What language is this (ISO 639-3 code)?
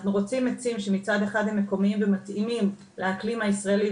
heb